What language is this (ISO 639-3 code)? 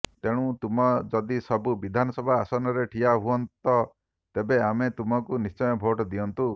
ori